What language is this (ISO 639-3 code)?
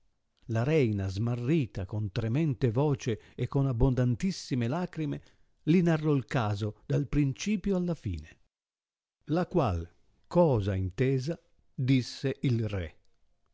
ita